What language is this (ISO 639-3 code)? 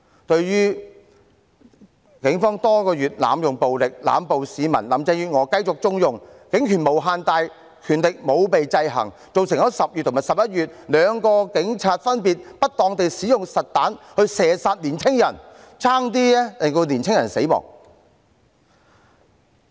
yue